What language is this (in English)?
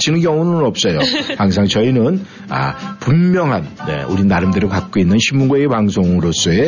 Korean